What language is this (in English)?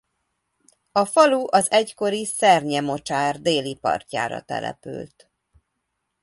Hungarian